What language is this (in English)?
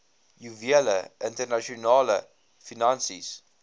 Afrikaans